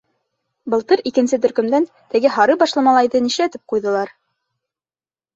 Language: Bashkir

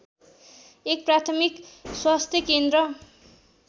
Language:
Nepali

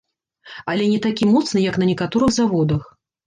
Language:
Belarusian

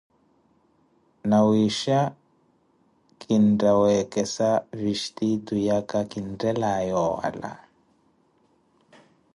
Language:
Koti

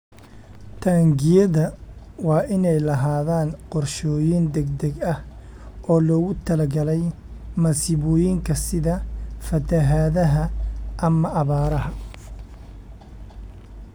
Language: Somali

